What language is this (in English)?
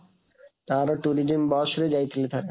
Odia